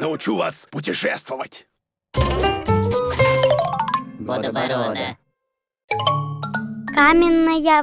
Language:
Russian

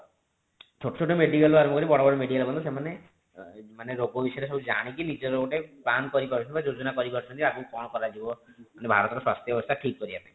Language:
Odia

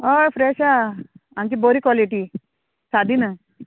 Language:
Konkani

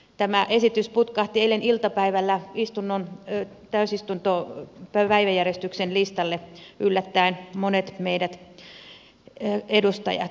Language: Finnish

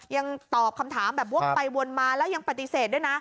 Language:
Thai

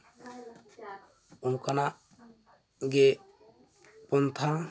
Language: Santali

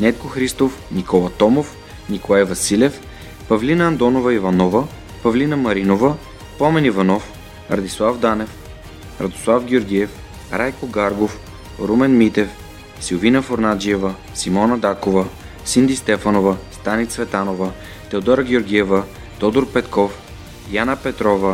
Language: Bulgarian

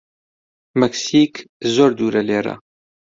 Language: Central Kurdish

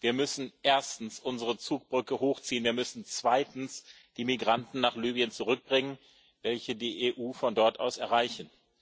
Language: German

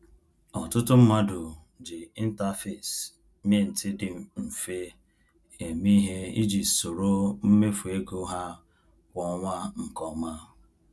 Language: Igbo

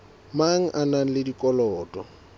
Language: Southern Sotho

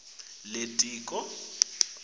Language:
Swati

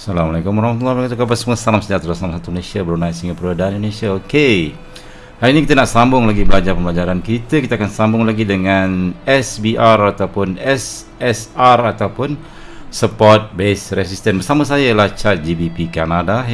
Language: Malay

